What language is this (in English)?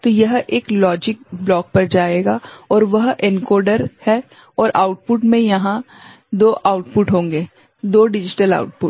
Hindi